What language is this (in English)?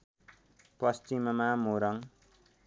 Nepali